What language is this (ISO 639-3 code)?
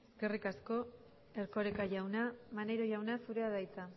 eus